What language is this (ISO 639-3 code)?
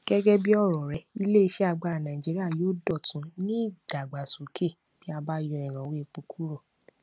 yor